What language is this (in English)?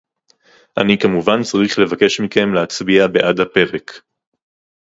Hebrew